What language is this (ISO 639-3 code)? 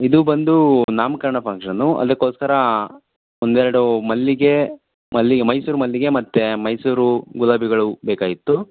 kan